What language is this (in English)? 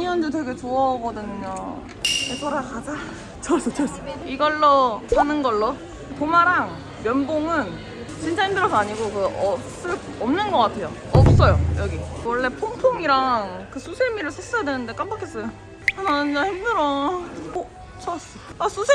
Korean